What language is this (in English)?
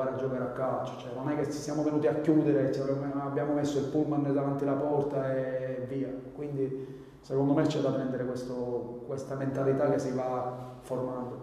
Italian